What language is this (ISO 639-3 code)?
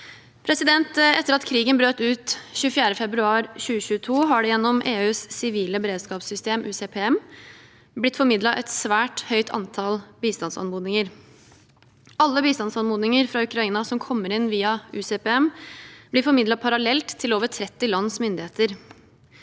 nor